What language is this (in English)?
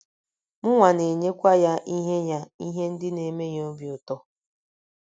Igbo